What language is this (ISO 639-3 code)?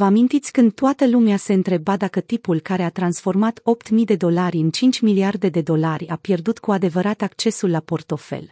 ron